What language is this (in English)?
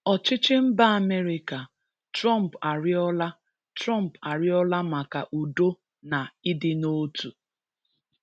Igbo